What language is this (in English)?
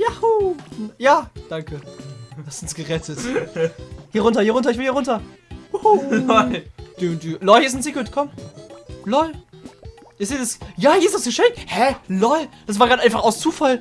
German